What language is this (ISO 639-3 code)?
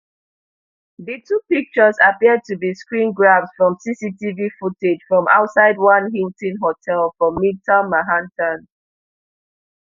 pcm